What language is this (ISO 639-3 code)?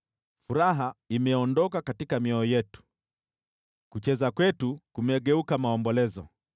swa